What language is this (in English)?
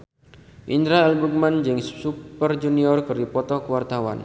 Sundanese